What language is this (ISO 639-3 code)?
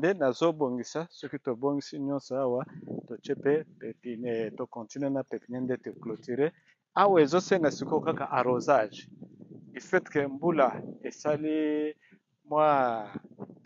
fra